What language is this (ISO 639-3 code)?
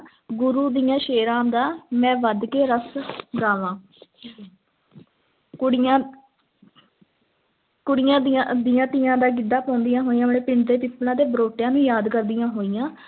pan